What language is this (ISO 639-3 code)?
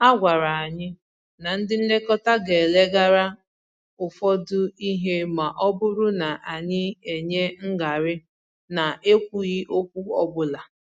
ibo